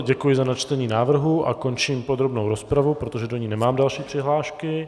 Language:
Czech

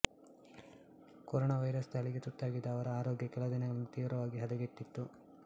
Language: Kannada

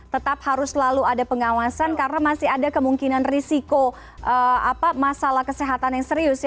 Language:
Indonesian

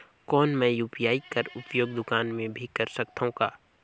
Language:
Chhattisgarhi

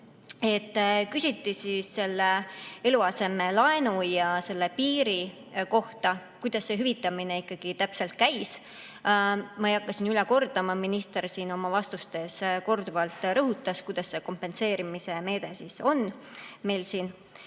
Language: Estonian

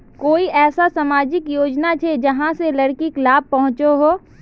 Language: Magahi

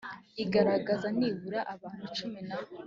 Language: Kinyarwanda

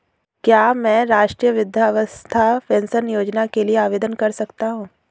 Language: Hindi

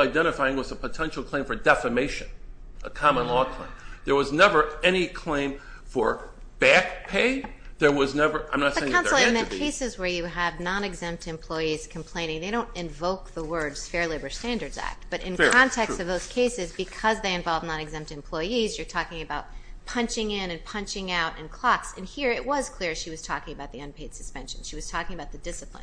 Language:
English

